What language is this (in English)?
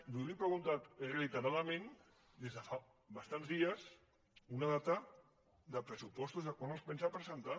Catalan